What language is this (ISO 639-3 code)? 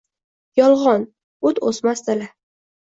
uzb